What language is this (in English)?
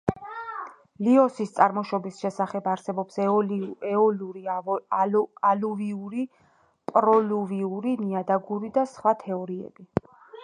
Georgian